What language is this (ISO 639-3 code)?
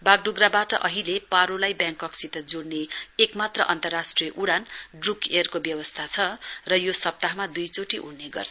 nep